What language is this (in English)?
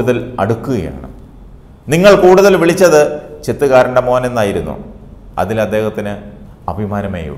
Thai